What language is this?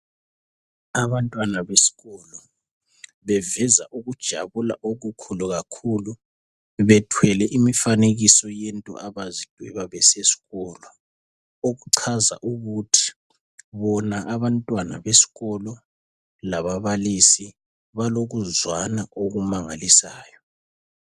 North Ndebele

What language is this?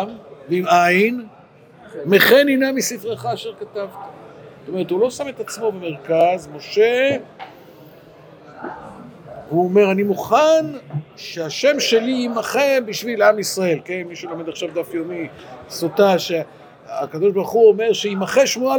Hebrew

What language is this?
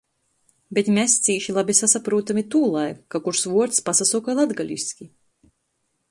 Latgalian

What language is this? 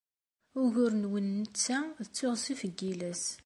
Kabyle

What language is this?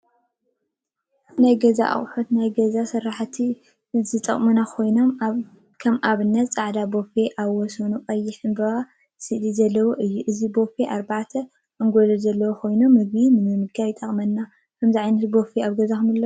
Tigrinya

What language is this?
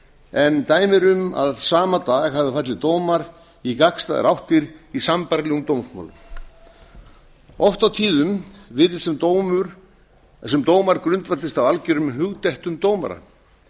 Icelandic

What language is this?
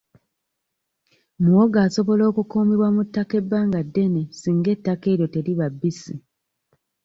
Ganda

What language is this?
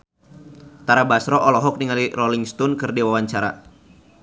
Sundanese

